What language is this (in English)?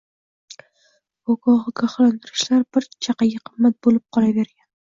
Uzbek